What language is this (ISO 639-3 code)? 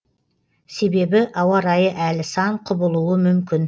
kaz